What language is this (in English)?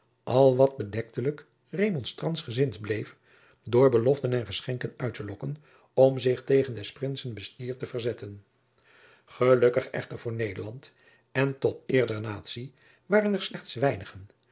Dutch